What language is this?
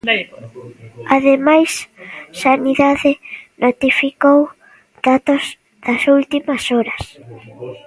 Galician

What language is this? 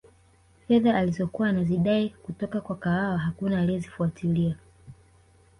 Swahili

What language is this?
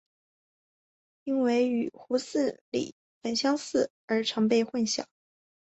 Chinese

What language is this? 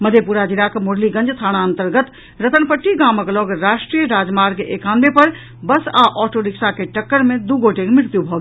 Maithili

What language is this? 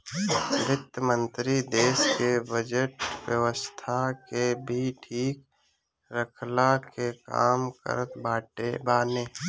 Bhojpuri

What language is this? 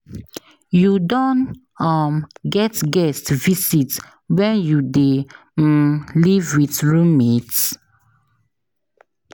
Nigerian Pidgin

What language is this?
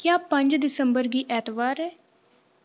Dogri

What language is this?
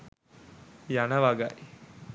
Sinhala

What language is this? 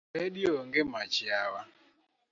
Luo (Kenya and Tanzania)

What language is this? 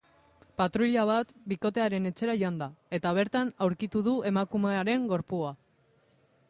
Basque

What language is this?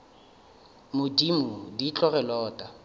Northern Sotho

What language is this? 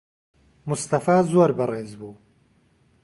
Central Kurdish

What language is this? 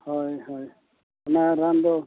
Santali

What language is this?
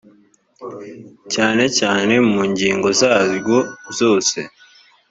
Kinyarwanda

